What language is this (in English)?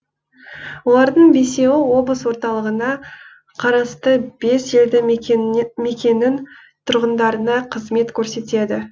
Kazakh